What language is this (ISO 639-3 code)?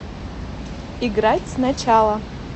rus